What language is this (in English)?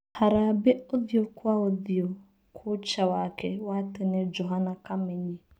Kikuyu